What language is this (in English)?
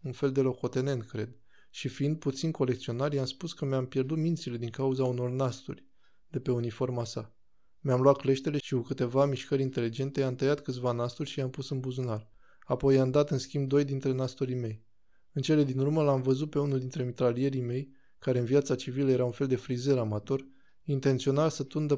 Romanian